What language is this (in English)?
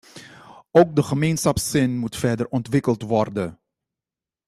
Dutch